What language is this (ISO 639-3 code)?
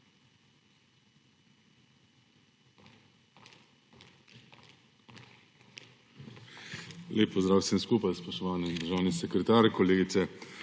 slv